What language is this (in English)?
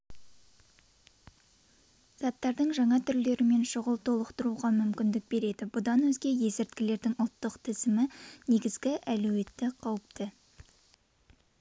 Kazakh